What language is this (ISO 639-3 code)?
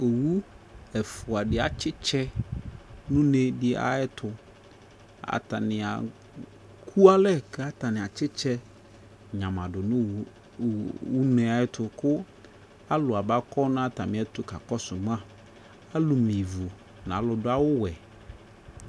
kpo